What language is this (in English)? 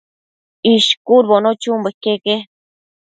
Matsés